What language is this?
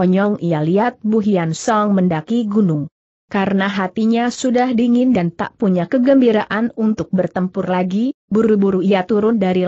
Indonesian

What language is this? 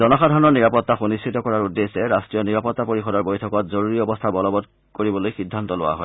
Assamese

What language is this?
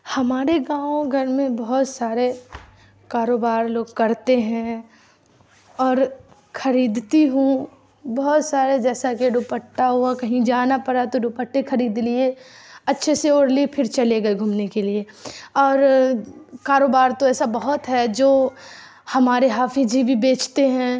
Urdu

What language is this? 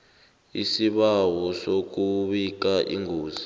South Ndebele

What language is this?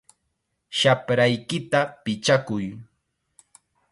Chiquián Ancash Quechua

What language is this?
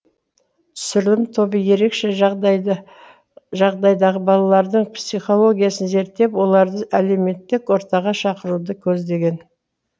Kazakh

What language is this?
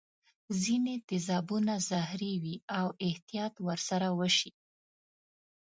Pashto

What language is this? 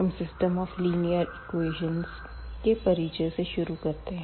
Hindi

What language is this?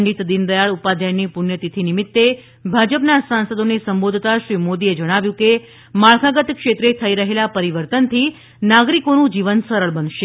Gujarati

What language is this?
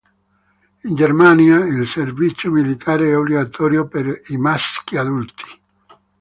Italian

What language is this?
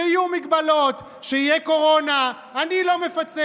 Hebrew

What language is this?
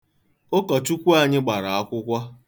Igbo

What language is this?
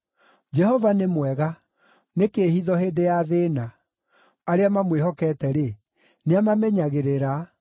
Kikuyu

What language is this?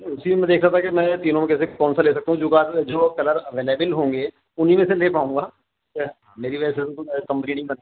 Urdu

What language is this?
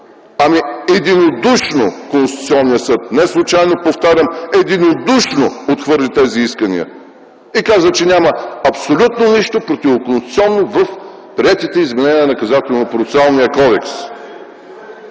Bulgarian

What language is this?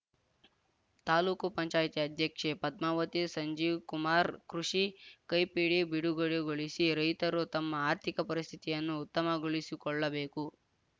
Kannada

